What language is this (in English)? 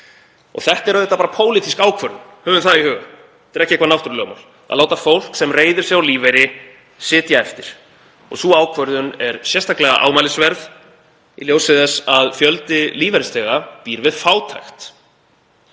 Icelandic